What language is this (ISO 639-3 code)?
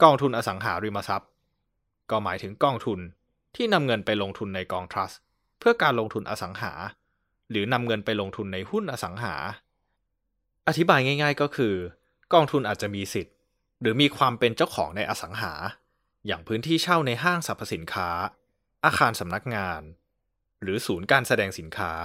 tha